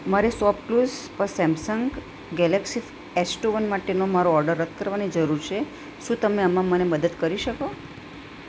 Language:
Gujarati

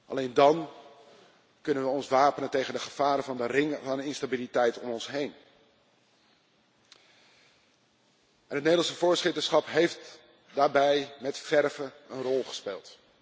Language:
Dutch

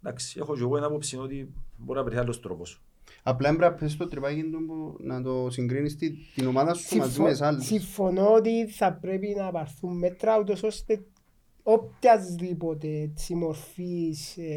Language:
Greek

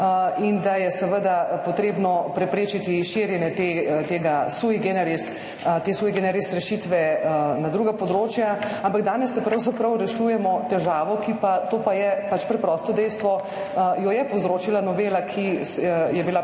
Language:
Slovenian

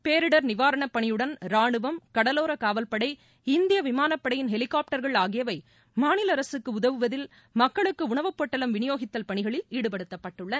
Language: Tamil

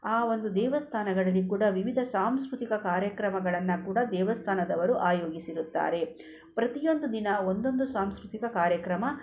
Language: Kannada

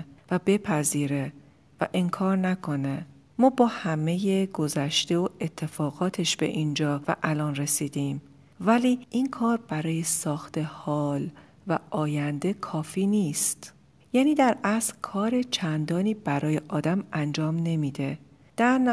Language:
Persian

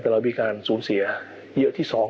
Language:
Thai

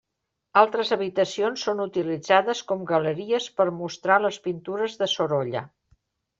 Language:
Catalan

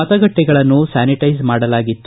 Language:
Kannada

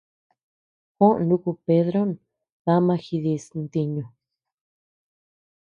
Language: Tepeuxila Cuicatec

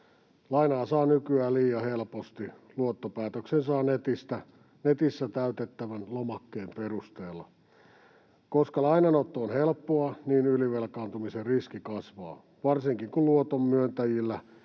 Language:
Finnish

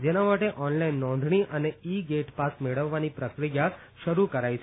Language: Gujarati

